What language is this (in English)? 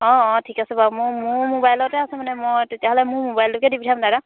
Assamese